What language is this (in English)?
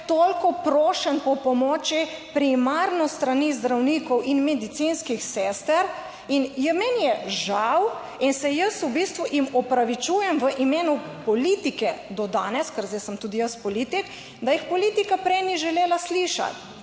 Slovenian